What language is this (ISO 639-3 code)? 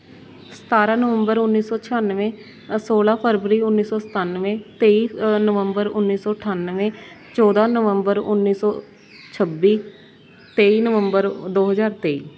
pan